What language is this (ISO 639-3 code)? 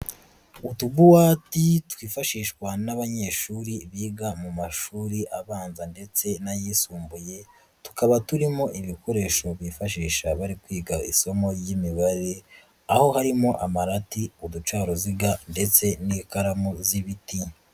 kin